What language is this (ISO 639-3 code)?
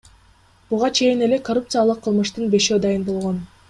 kir